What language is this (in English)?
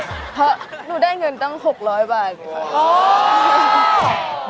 Thai